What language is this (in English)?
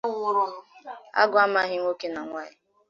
Igbo